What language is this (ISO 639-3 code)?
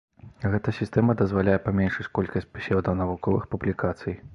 bel